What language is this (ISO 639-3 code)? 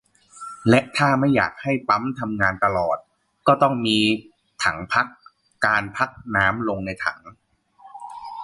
tha